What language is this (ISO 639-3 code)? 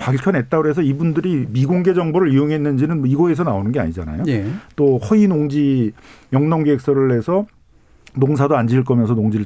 kor